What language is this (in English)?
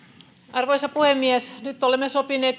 Finnish